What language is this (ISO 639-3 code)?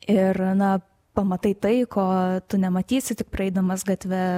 lit